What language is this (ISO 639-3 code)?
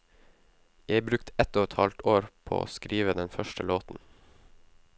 nor